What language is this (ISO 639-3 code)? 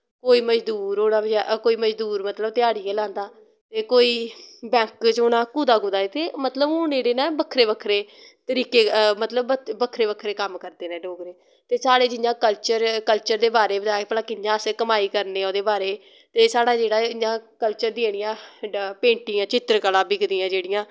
doi